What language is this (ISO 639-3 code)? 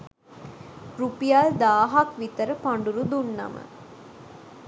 sin